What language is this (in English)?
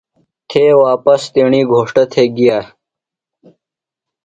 Phalura